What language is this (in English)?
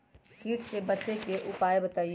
Magahi